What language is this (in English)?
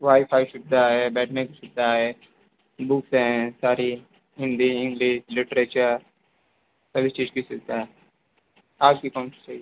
Hindi